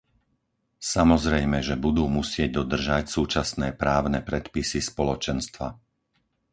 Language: Slovak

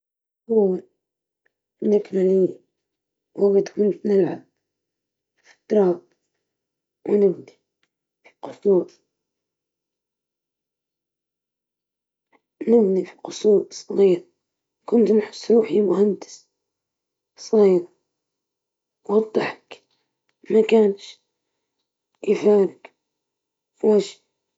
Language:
Libyan Arabic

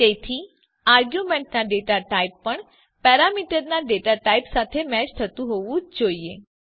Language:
Gujarati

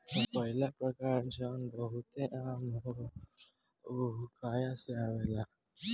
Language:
Bhojpuri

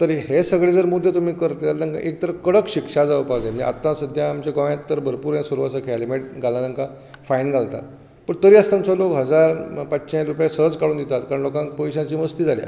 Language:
Konkani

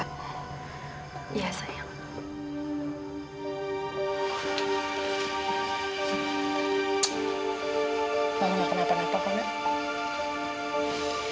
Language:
Indonesian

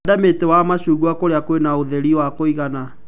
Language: Kikuyu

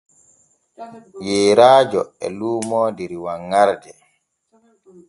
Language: Borgu Fulfulde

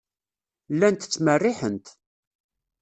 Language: Kabyle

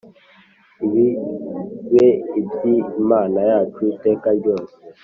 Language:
Kinyarwanda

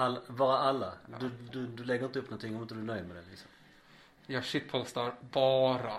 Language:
Swedish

